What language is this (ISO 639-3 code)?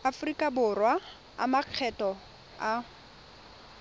tsn